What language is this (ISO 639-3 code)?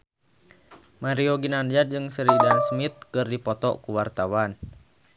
sun